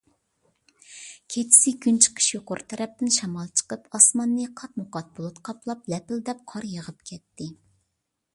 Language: Uyghur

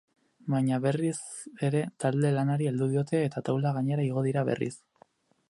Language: Basque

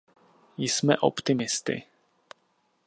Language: Czech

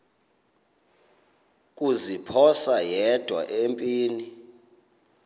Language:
Xhosa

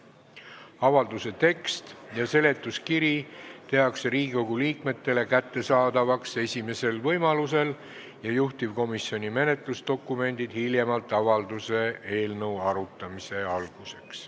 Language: Estonian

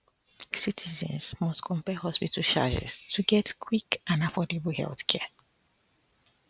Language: Nigerian Pidgin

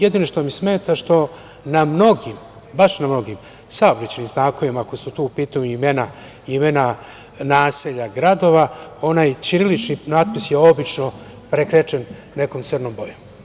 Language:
Serbian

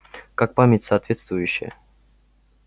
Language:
Russian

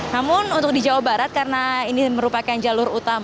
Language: Indonesian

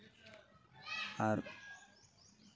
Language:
Santali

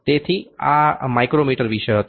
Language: Gujarati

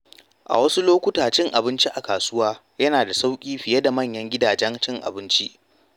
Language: Hausa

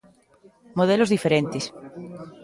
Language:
Galician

